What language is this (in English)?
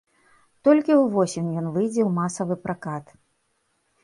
Belarusian